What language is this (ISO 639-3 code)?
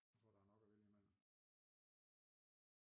dan